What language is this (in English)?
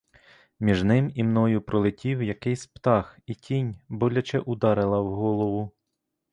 Ukrainian